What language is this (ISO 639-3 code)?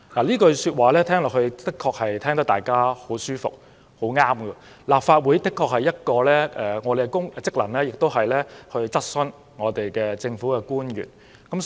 yue